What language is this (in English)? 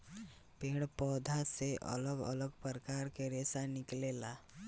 Bhojpuri